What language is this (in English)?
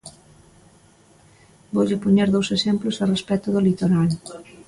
Galician